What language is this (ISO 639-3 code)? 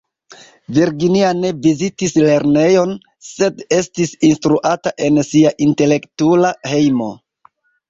epo